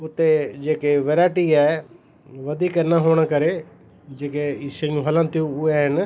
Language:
Sindhi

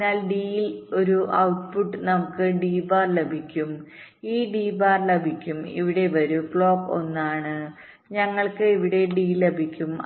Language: Malayalam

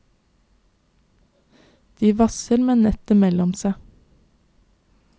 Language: Norwegian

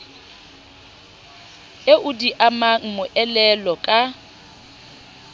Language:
Southern Sotho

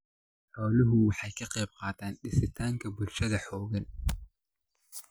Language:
Somali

